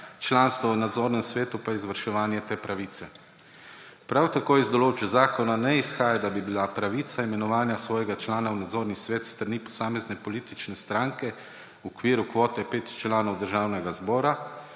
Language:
Slovenian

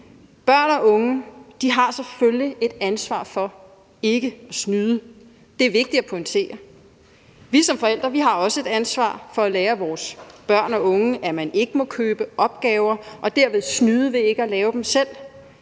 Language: Danish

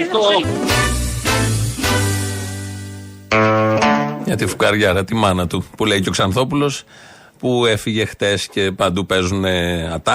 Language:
Greek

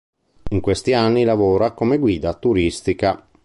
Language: Italian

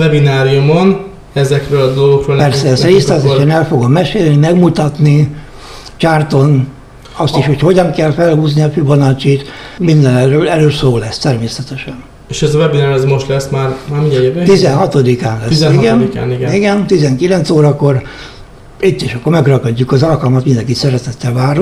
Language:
Hungarian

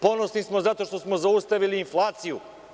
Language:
Serbian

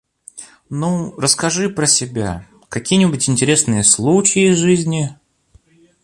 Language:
Russian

